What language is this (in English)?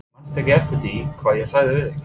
Icelandic